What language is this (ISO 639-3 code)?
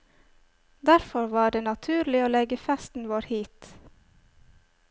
nor